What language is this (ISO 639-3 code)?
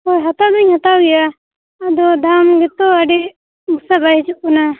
sat